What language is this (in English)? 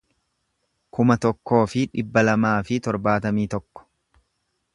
Oromo